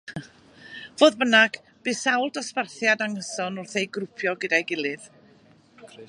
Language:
Welsh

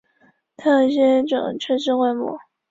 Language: Chinese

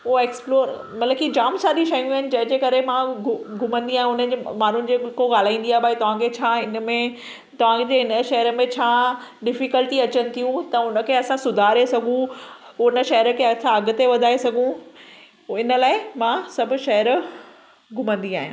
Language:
Sindhi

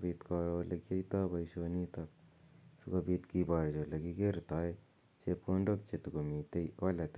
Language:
Kalenjin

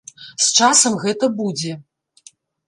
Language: Belarusian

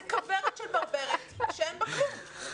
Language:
Hebrew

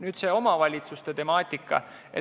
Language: Estonian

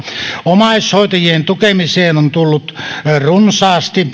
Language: Finnish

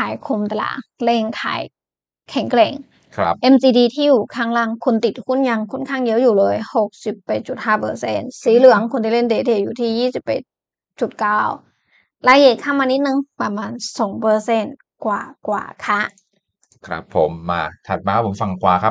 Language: Thai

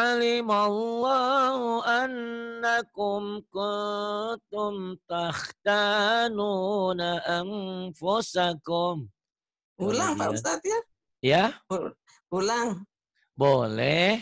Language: Indonesian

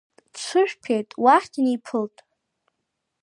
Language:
Abkhazian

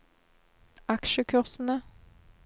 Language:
Norwegian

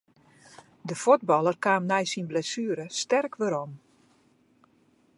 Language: Western Frisian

